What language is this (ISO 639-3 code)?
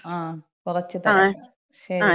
mal